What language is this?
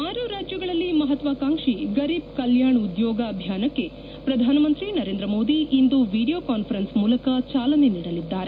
Kannada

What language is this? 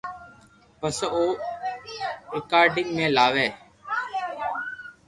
Loarki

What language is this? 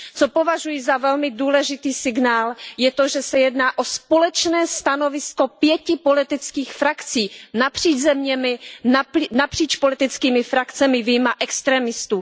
Czech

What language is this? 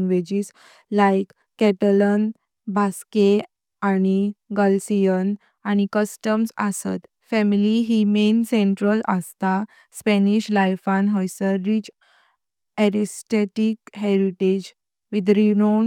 Konkani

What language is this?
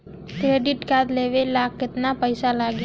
Bhojpuri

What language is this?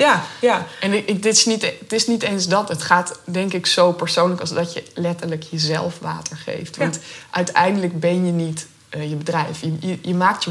Dutch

